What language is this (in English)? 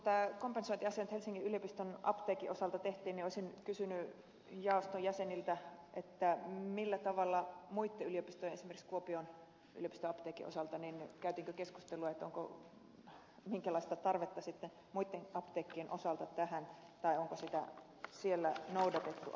Finnish